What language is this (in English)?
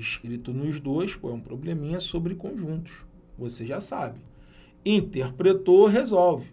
Portuguese